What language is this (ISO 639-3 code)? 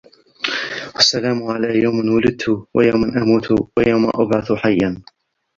ara